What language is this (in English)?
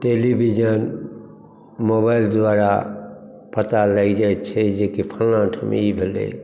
Maithili